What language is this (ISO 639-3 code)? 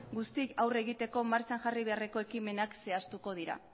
eus